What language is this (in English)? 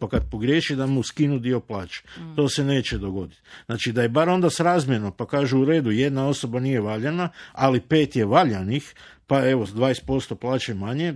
Croatian